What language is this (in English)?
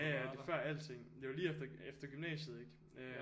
Danish